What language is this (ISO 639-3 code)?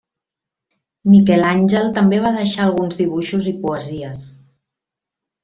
cat